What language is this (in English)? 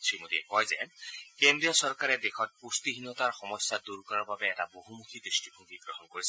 Assamese